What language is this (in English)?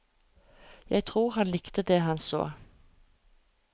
Norwegian